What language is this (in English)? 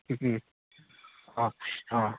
Maithili